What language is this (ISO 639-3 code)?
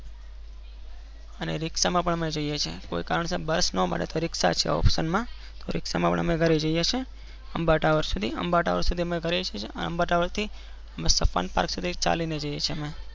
guj